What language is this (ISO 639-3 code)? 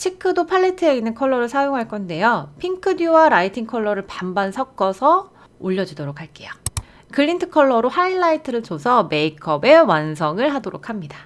kor